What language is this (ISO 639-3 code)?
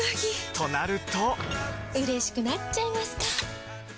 jpn